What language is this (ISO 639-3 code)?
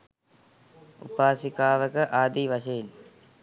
sin